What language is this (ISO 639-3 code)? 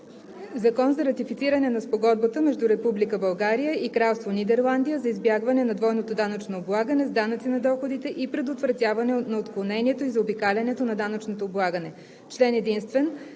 bul